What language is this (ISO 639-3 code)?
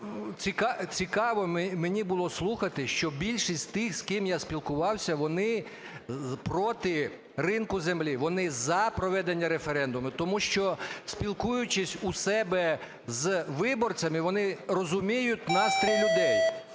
ukr